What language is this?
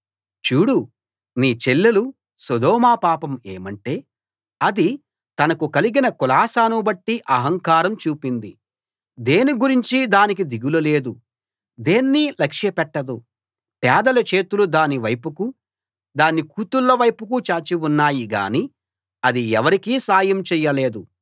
Telugu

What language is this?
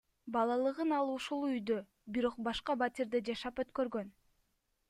Kyrgyz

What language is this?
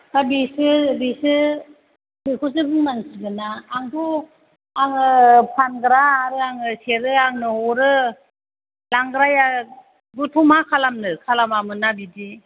Bodo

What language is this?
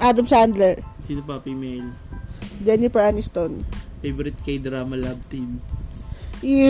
Filipino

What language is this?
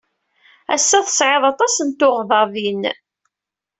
Kabyle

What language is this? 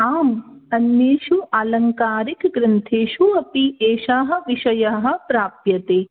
Sanskrit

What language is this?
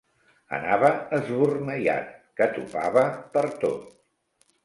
Catalan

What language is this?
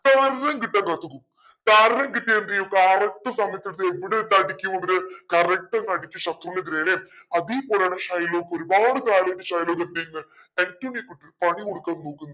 Malayalam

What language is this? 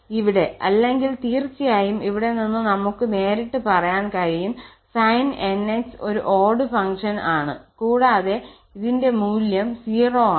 Malayalam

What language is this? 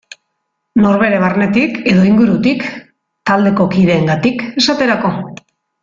Basque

